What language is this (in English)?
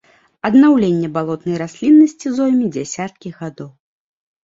Belarusian